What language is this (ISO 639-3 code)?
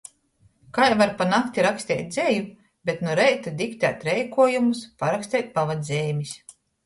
ltg